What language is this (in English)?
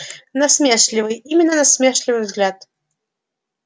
Russian